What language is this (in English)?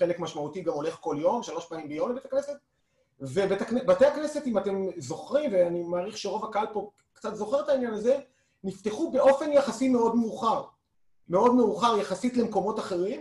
Hebrew